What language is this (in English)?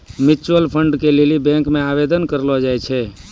Maithili